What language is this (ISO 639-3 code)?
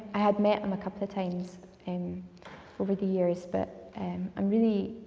eng